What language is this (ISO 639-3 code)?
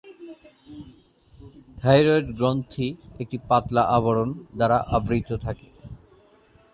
ben